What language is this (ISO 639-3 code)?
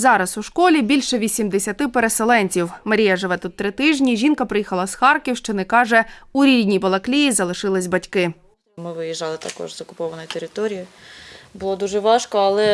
ukr